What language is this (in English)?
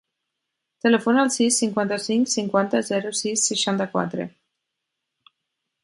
Catalan